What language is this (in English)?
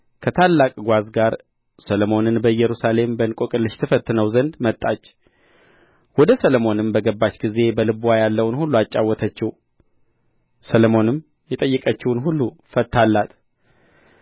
Amharic